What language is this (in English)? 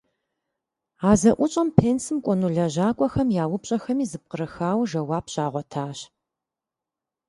Kabardian